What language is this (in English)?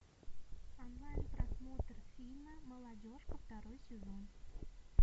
Russian